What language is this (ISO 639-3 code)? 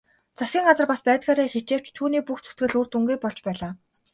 mon